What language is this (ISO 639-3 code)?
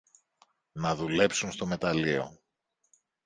ell